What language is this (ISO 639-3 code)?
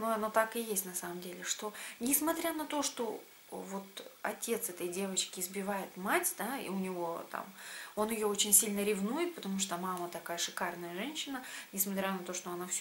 rus